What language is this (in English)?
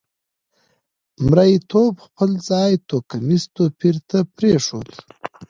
Pashto